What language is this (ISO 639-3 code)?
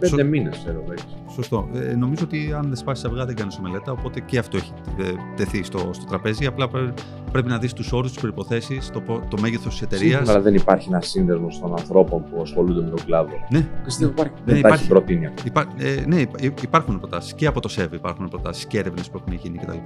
ell